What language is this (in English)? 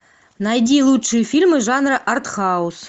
Russian